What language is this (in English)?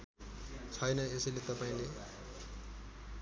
Nepali